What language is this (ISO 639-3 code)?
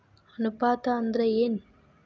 kan